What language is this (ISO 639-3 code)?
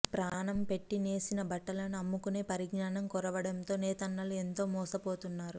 tel